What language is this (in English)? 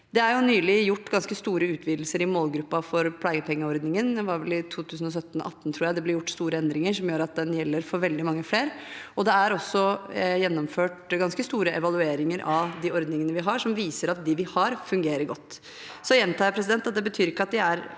Norwegian